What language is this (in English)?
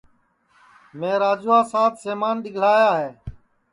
Sansi